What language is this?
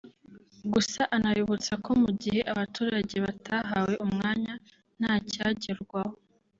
Kinyarwanda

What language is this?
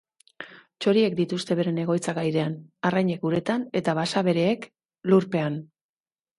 Basque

